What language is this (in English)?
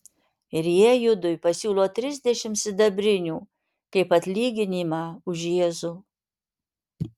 Lithuanian